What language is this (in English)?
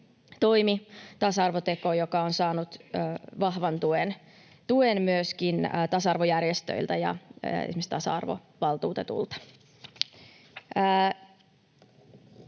Finnish